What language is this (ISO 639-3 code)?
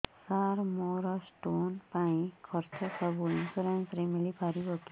ori